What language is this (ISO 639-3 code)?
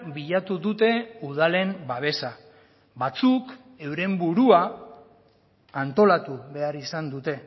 eus